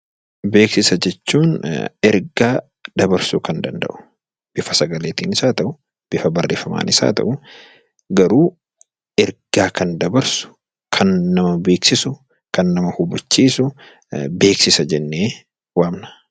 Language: Oromo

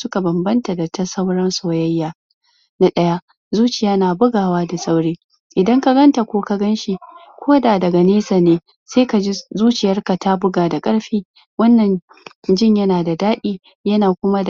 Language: Hausa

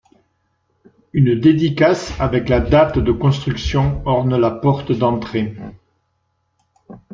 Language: French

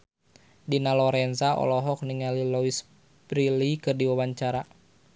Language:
Sundanese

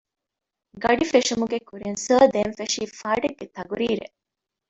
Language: Divehi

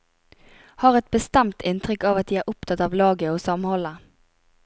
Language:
Norwegian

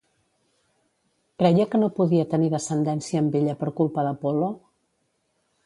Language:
Catalan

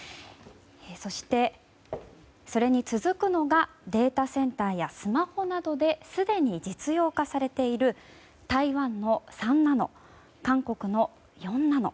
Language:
Japanese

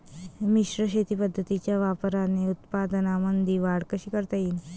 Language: Marathi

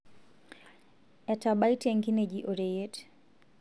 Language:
Masai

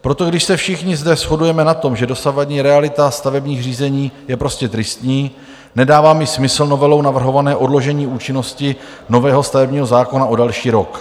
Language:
Czech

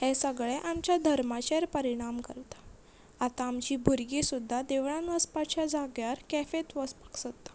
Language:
Konkani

